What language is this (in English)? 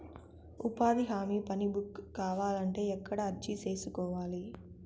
Telugu